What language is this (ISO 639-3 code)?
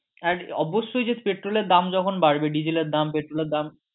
ben